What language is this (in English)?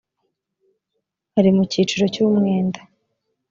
Kinyarwanda